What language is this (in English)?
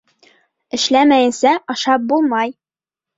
Bashkir